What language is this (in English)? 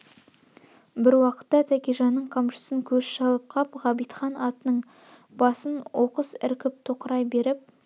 Kazakh